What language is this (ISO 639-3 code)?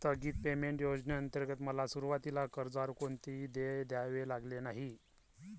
mar